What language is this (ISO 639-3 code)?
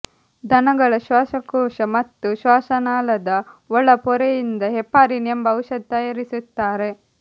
kan